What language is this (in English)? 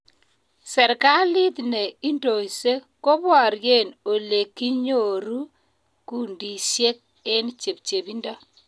Kalenjin